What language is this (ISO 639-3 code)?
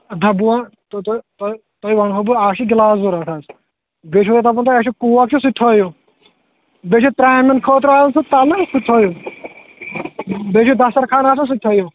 kas